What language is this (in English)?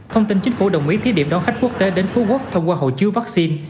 Vietnamese